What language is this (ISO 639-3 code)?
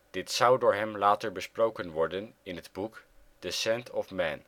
nld